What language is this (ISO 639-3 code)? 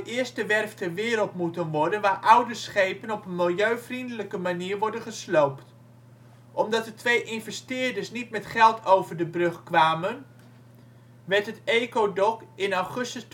nld